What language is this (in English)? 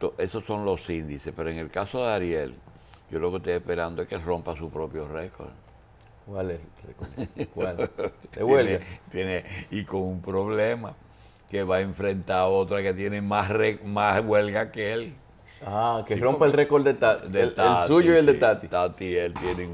Spanish